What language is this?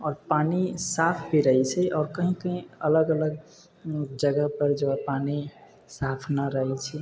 Maithili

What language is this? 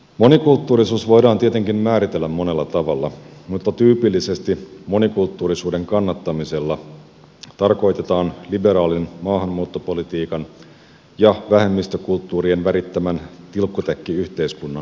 Finnish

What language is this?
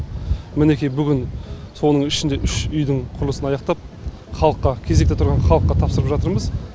Kazakh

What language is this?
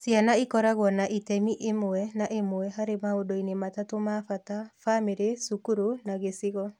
Kikuyu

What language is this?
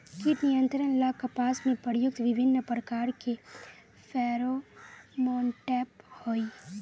Magahi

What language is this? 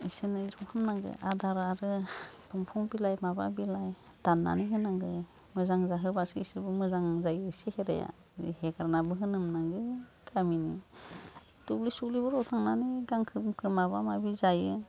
Bodo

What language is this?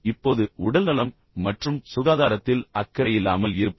Tamil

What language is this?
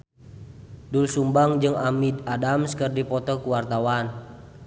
Sundanese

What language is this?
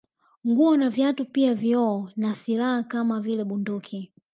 Swahili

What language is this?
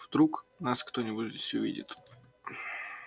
Russian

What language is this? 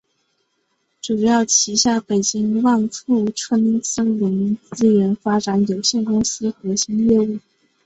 Chinese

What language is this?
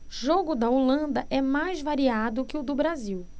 Portuguese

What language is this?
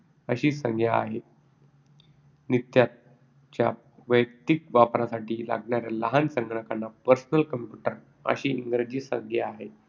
Marathi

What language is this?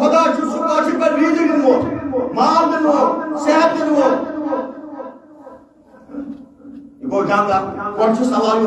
Urdu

